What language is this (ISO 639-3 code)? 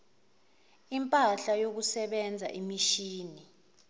zul